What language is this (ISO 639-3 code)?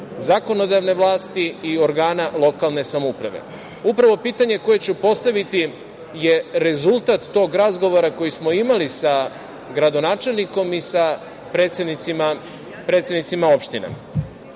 srp